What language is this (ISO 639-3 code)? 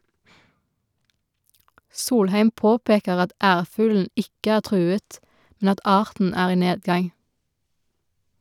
nor